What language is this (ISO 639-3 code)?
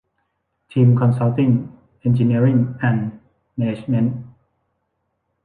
tha